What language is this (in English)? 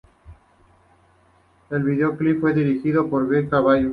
Spanish